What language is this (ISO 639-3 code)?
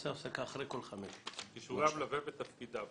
heb